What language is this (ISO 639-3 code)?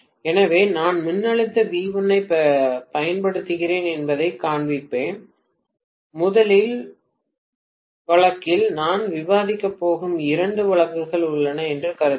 tam